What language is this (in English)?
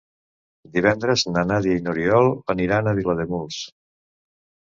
Catalan